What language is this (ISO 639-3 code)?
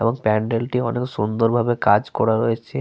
ben